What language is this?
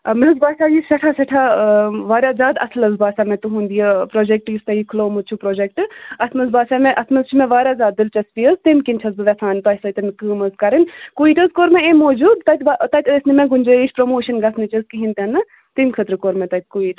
Kashmiri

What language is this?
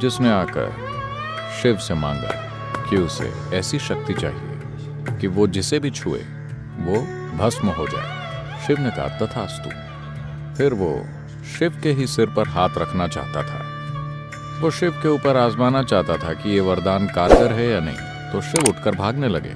Hindi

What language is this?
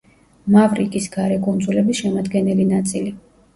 Georgian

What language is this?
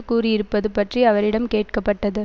Tamil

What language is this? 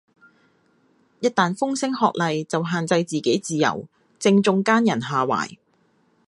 Cantonese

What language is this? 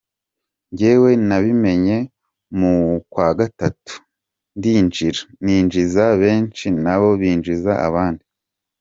Kinyarwanda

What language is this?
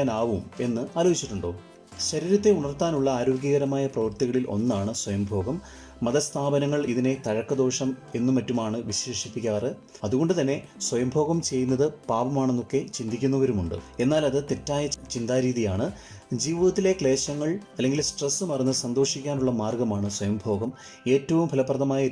Malayalam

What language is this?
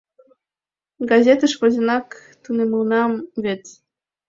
Mari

